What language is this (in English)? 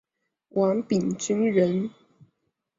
Chinese